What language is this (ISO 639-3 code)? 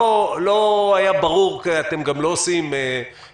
heb